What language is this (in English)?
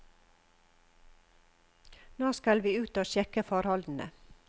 Norwegian